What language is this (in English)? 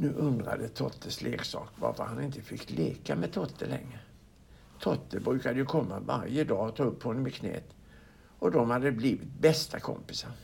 Swedish